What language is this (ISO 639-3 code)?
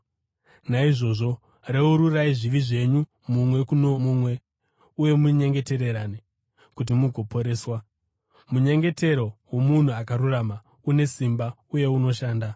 sna